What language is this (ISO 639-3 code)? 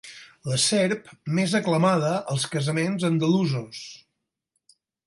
cat